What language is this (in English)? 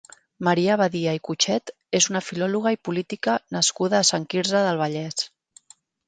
Catalan